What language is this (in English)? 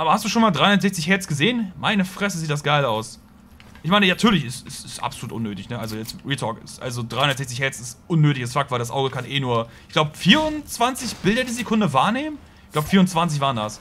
German